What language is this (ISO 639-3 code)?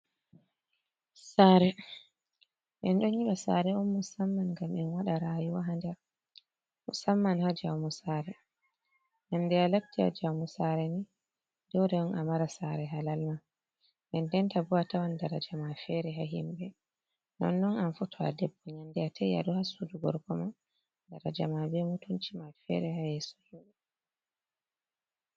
ful